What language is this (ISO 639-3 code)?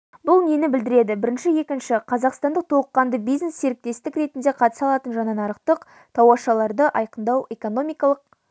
kaz